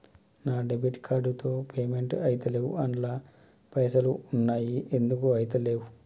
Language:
Telugu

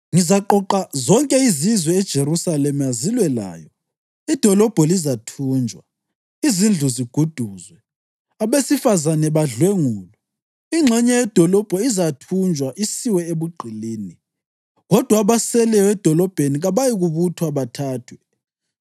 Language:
North Ndebele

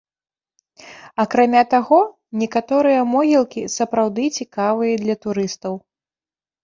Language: Belarusian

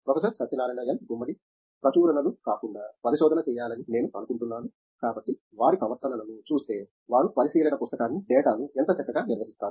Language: Telugu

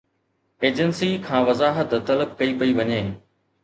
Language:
Sindhi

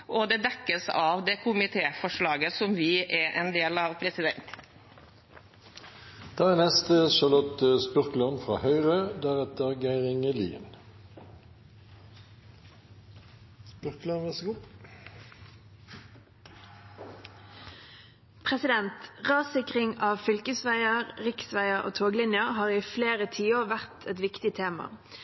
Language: Norwegian Bokmål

